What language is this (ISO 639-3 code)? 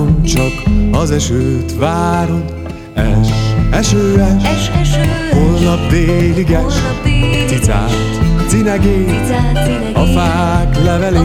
hun